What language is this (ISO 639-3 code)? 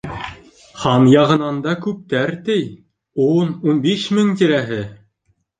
bak